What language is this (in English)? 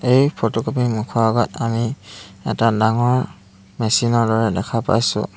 Assamese